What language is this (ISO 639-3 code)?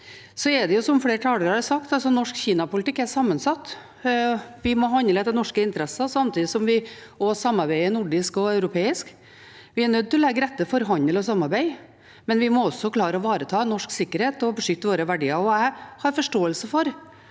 nor